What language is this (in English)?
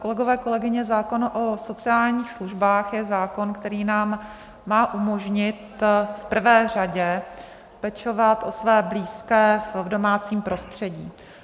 Czech